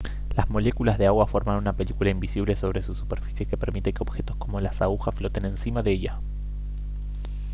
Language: Spanish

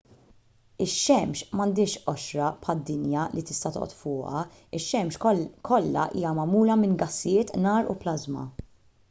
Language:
Maltese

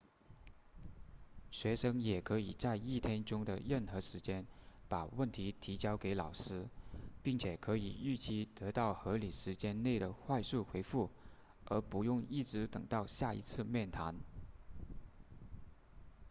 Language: Chinese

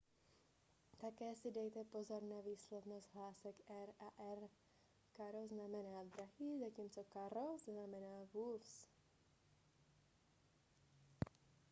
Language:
Czech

